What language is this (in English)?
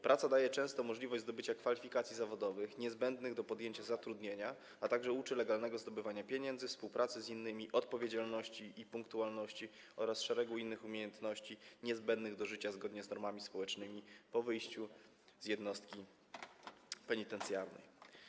Polish